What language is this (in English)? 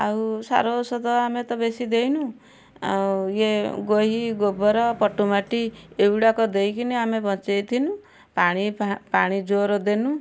Odia